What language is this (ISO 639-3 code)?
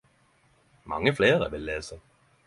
nno